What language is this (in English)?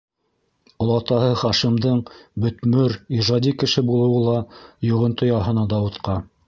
Bashkir